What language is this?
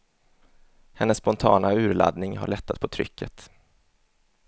Swedish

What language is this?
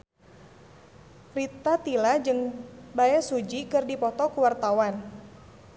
Sundanese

